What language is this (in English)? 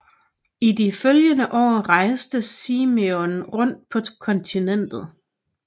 Danish